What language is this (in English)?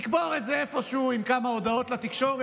Hebrew